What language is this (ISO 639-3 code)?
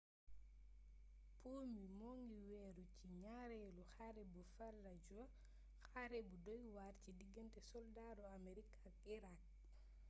wol